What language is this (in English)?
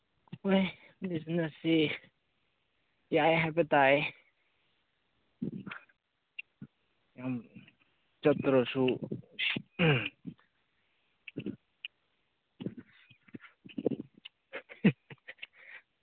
Manipuri